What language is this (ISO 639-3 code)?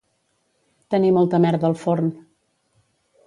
cat